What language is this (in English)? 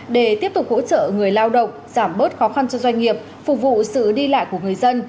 Vietnamese